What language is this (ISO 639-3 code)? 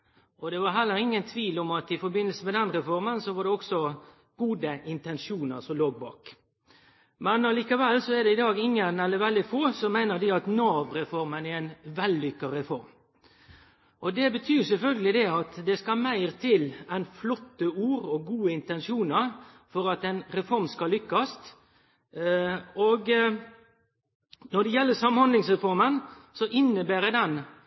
nno